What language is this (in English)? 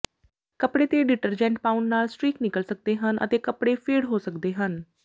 Punjabi